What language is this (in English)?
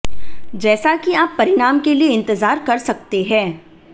Hindi